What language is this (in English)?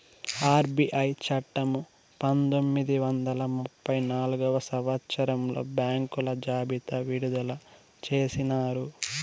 Telugu